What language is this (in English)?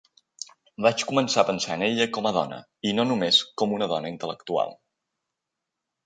Catalan